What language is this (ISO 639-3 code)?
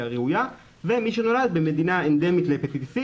heb